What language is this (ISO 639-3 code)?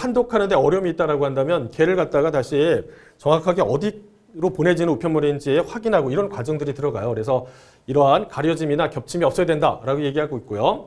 kor